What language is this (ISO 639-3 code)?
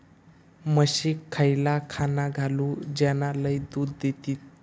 mar